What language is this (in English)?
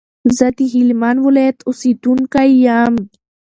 Pashto